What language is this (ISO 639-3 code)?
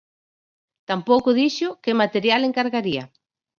glg